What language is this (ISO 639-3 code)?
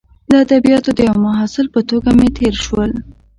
pus